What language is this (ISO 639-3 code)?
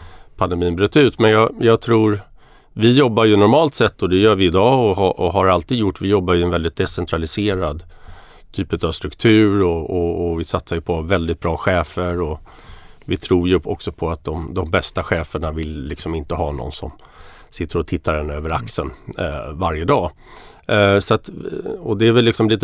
swe